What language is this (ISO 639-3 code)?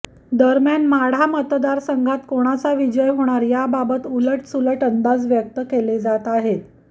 mar